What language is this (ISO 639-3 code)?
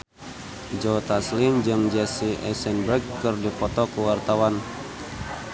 sun